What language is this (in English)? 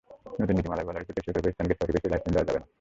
Bangla